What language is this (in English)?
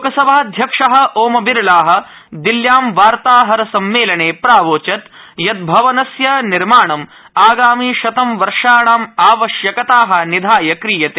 Sanskrit